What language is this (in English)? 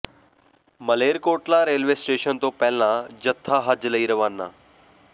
Punjabi